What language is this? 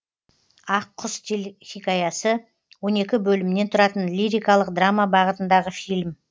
Kazakh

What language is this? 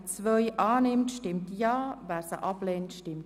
Swiss German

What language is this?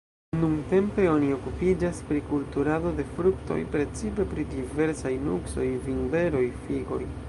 Esperanto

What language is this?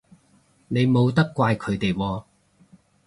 Cantonese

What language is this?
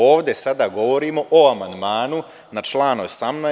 Serbian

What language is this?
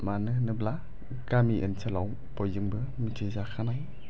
Bodo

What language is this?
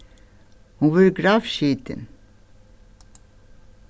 Faroese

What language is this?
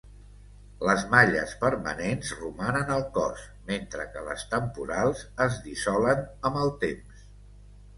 Catalan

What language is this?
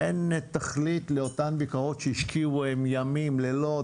Hebrew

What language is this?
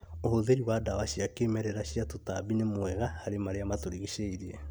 Kikuyu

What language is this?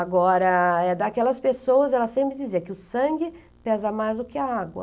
Portuguese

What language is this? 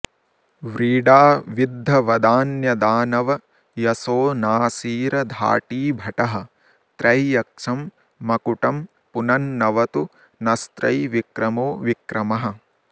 Sanskrit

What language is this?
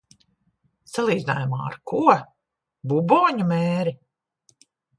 Latvian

